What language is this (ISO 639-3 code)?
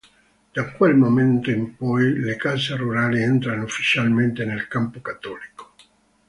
ita